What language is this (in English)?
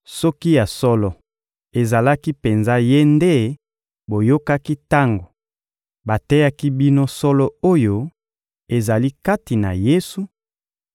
Lingala